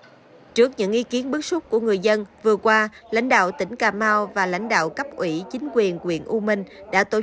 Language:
Vietnamese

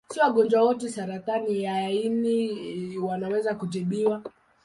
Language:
Swahili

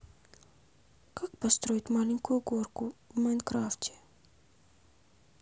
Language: Russian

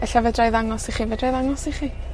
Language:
Welsh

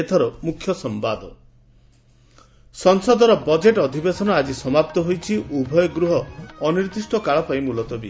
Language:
Odia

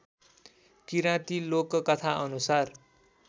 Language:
Nepali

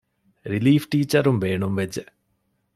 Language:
Divehi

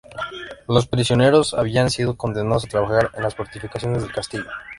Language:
Spanish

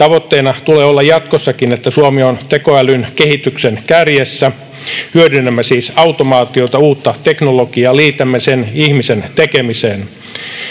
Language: Finnish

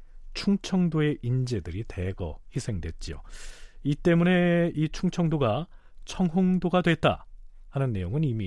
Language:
Korean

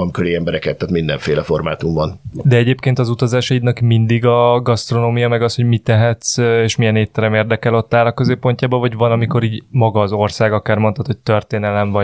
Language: Hungarian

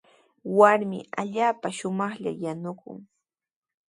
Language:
Sihuas Ancash Quechua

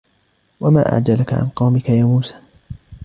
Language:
Arabic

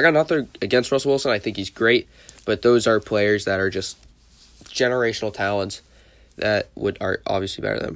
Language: English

